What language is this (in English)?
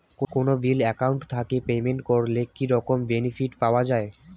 Bangla